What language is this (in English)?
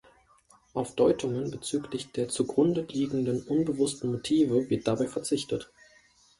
German